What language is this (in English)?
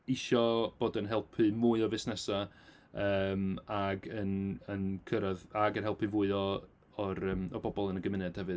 Welsh